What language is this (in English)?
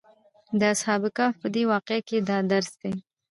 Pashto